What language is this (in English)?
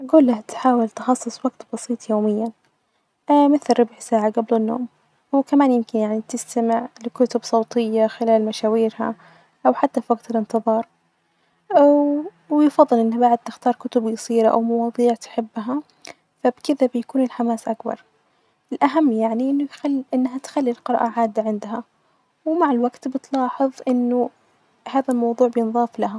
Najdi Arabic